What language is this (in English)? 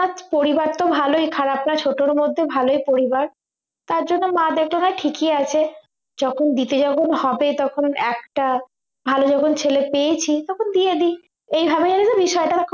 Bangla